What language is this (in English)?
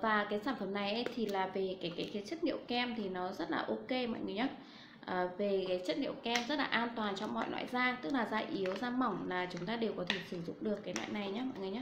Vietnamese